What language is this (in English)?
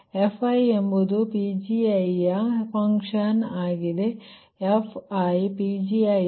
Kannada